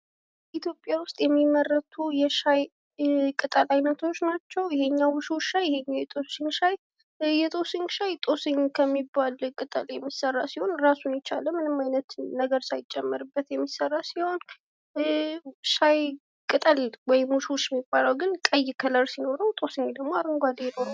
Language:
Amharic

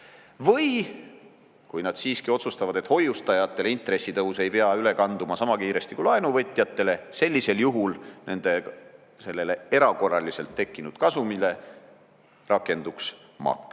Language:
Estonian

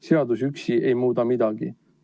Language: Estonian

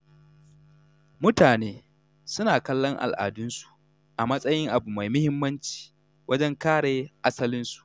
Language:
Hausa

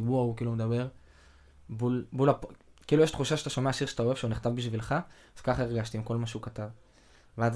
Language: Hebrew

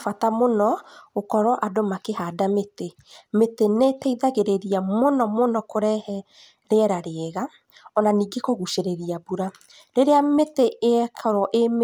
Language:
Kikuyu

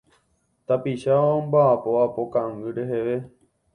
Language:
Guarani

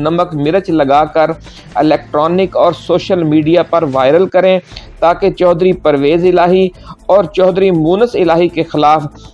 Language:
Urdu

